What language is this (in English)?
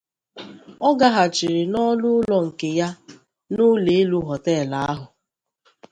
Igbo